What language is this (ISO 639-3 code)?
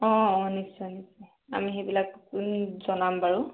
asm